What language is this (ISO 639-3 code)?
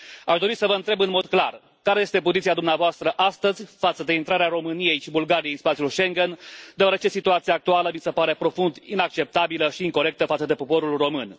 ron